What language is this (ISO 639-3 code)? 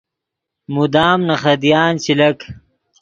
ydg